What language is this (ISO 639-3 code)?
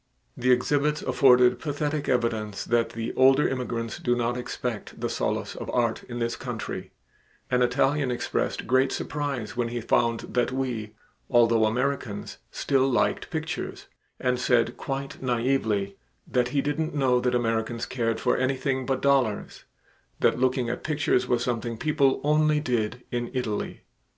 eng